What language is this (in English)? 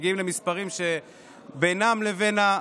Hebrew